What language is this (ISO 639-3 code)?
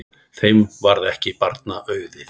isl